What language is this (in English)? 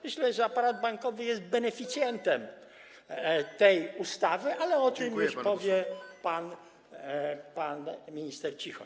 Polish